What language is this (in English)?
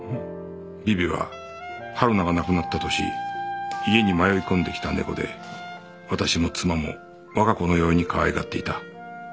Japanese